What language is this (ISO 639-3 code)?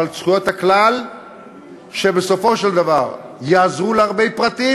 heb